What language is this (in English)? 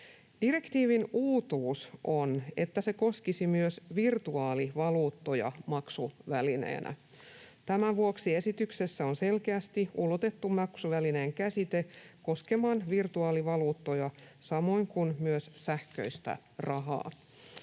Finnish